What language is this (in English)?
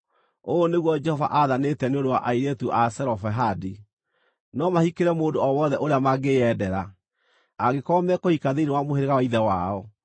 Kikuyu